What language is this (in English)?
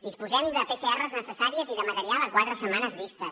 Catalan